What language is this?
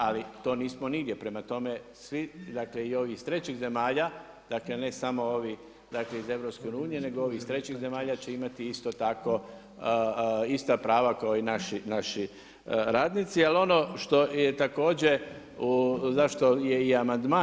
Croatian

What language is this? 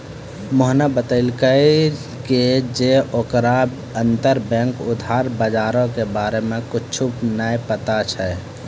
Maithili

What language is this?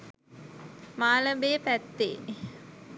Sinhala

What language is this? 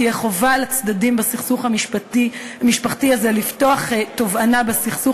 Hebrew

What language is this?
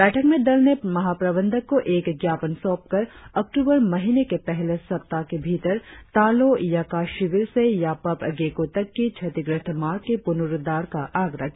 Hindi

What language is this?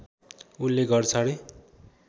Nepali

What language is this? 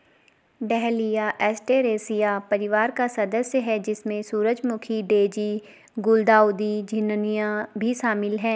Hindi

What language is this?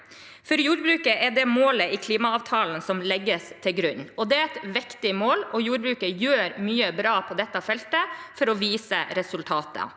Norwegian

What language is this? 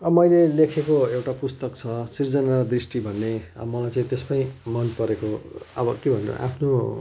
Nepali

